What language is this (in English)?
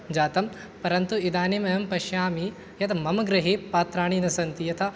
Sanskrit